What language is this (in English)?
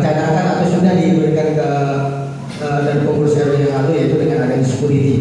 Indonesian